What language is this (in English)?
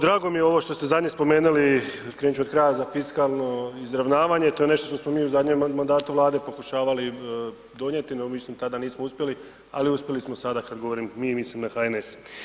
Croatian